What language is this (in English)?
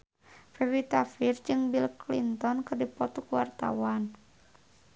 Sundanese